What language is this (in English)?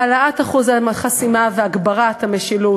Hebrew